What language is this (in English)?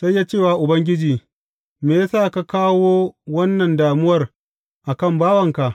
Hausa